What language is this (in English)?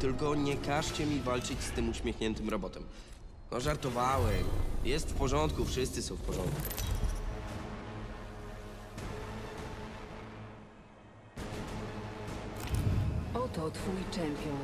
Polish